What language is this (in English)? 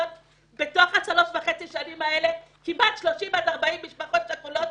Hebrew